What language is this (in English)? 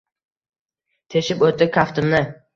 Uzbek